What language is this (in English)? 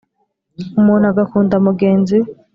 Kinyarwanda